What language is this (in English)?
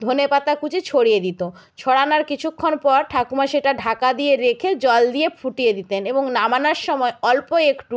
Bangla